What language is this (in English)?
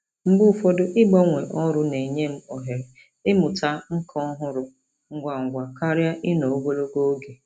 Igbo